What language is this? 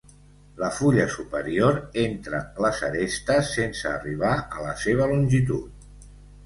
Catalan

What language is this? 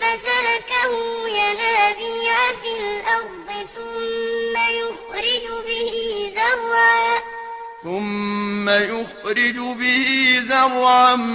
Arabic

